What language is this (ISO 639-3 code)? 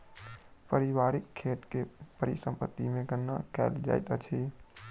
mai